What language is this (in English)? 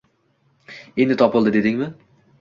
Uzbek